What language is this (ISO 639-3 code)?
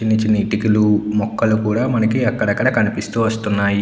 tel